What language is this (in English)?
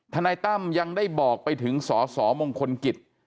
Thai